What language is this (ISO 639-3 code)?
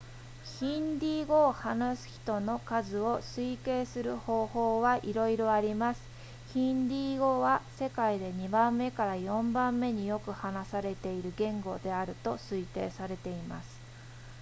jpn